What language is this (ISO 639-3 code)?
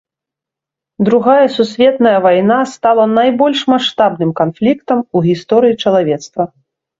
bel